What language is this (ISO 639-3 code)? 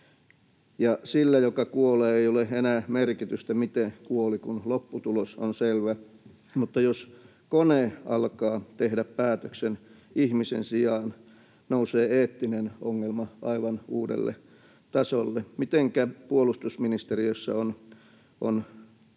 fin